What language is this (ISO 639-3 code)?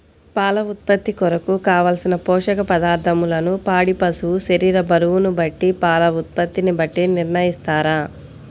tel